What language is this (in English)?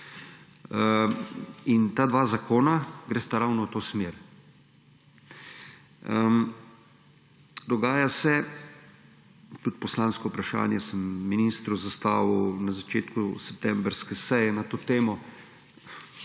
Slovenian